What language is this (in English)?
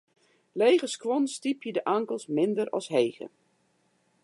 Western Frisian